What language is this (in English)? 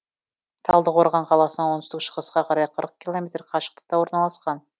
Kazakh